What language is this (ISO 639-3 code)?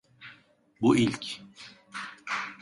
tur